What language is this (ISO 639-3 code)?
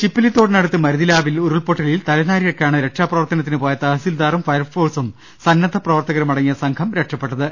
mal